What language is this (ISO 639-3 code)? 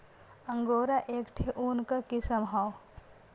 bho